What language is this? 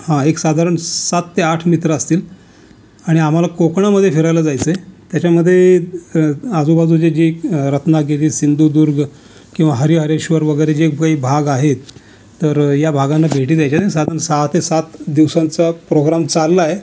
Marathi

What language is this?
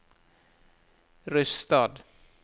Norwegian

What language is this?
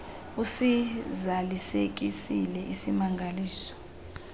Xhosa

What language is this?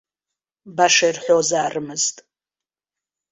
Abkhazian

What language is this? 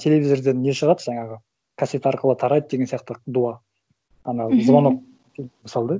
Kazakh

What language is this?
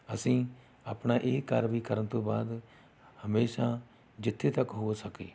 Punjabi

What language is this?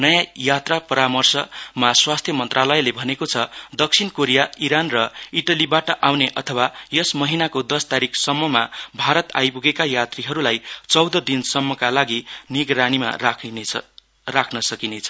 Nepali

